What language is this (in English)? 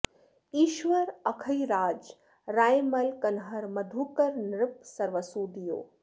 Sanskrit